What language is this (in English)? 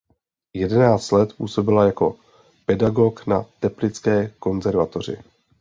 Czech